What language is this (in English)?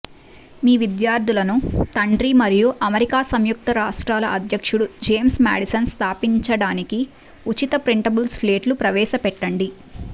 Telugu